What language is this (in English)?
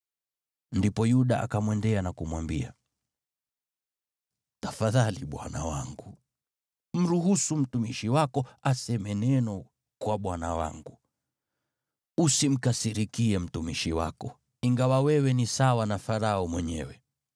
Swahili